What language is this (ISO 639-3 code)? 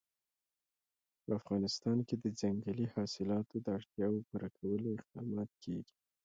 pus